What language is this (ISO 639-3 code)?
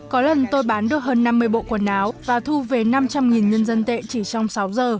vie